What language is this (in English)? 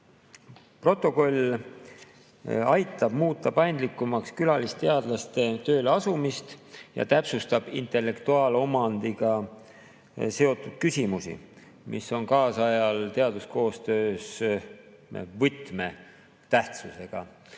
Estonian